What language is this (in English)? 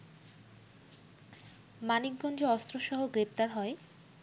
Bangla